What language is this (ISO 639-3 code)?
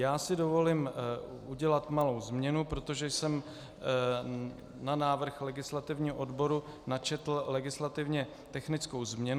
ces